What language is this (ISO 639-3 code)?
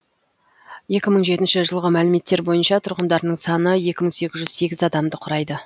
kaz